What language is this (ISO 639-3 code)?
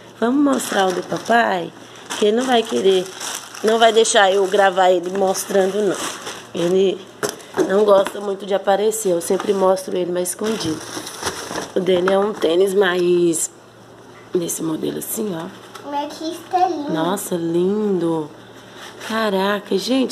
por